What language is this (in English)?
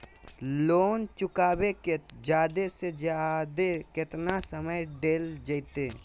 Magahi